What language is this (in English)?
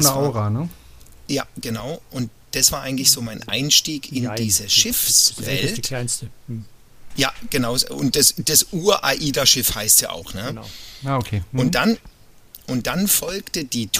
German